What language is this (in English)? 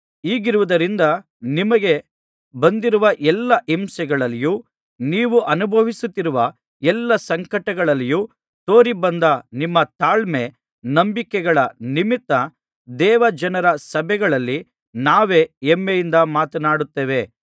Kannada